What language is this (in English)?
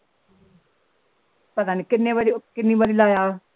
Punjabi